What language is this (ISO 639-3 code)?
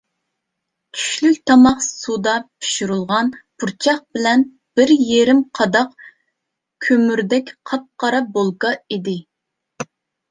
uig